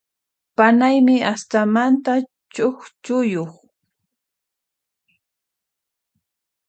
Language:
Puno Quechua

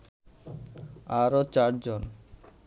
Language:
Bangla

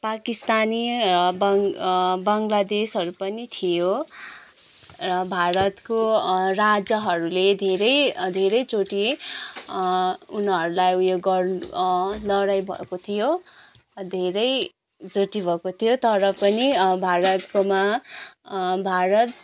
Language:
Nepali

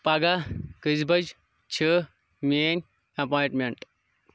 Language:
Kashmiri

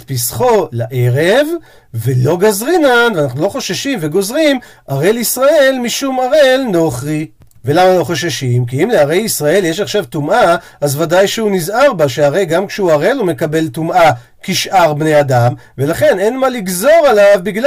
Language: Hebrew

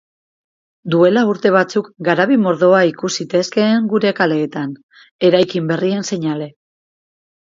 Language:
Basque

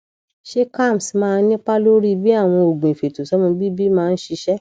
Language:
Yoruba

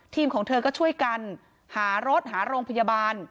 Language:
Thai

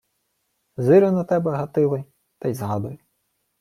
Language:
Ukrainian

